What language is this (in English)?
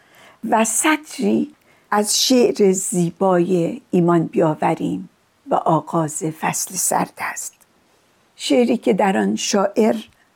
Persian